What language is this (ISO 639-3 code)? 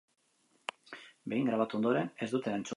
eus